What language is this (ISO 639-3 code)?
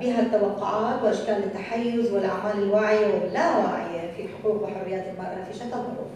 ara